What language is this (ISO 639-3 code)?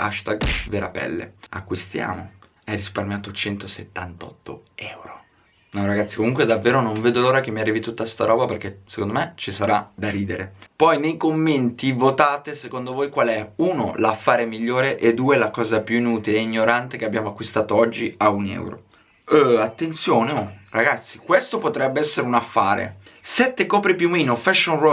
ita